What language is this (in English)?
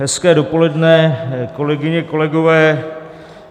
Czech